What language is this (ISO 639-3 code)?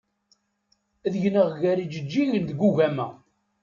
kab